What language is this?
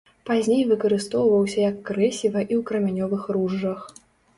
Belarusian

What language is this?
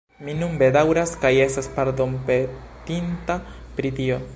Esperanto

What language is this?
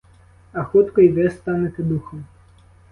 Ukrainian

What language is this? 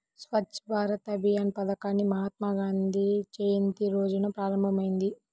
Telugu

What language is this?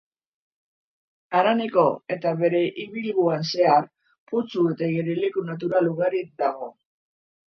Basque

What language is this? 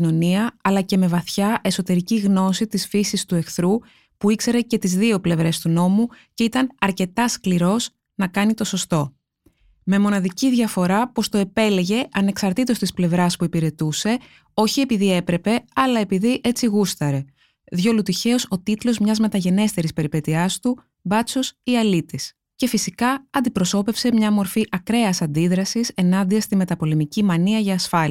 Greek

